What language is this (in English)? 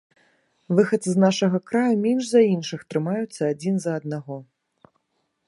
Belarusian